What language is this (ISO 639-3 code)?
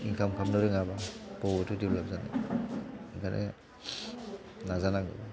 brx